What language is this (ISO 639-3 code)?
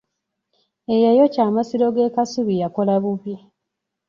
lug